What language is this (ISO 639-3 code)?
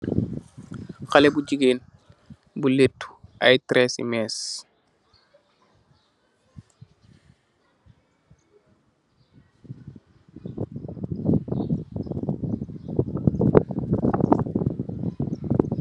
wol